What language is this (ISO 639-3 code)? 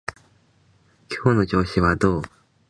jpn